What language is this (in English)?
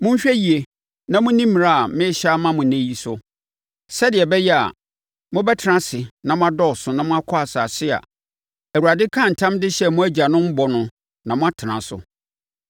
Akan